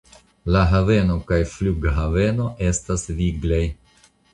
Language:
Esperanto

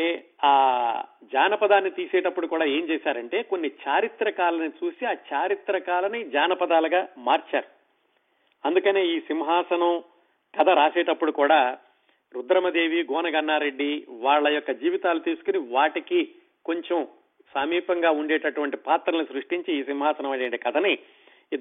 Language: Telugu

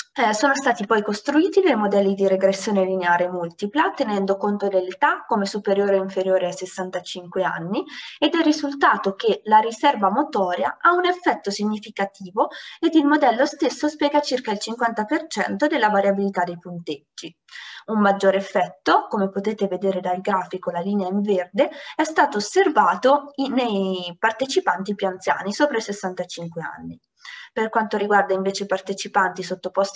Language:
Italian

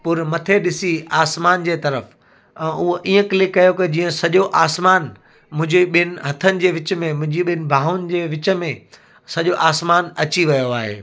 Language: Sindhi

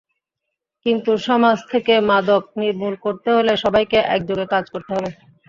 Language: Bangla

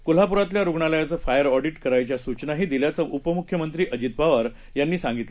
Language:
Marathi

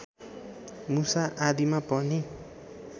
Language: Nepali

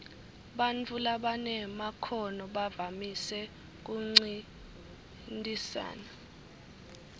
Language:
Swati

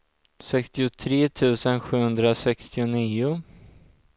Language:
Swedish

